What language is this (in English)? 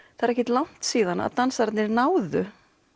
Icelandic